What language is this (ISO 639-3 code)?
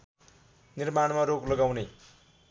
nep